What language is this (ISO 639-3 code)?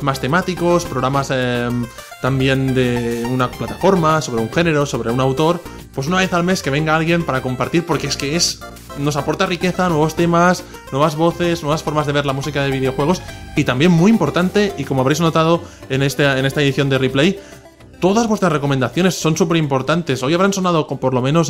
spa